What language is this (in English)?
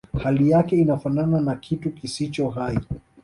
Swahili